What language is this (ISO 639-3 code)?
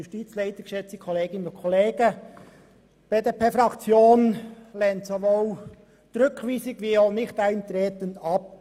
gsw